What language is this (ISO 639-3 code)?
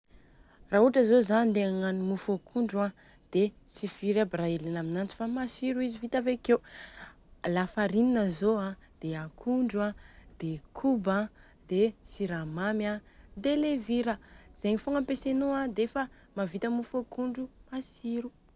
bzc